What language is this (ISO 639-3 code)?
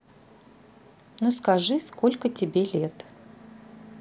rus